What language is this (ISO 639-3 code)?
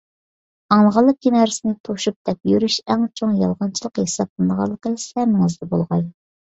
uig